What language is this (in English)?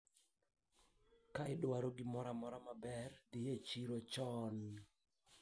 Luo (Kenya and Tanzania)